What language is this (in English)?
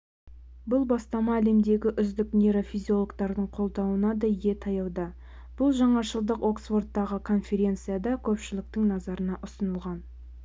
Kazakh